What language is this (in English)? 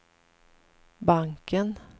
Swedish